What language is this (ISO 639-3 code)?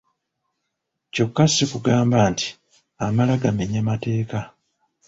lug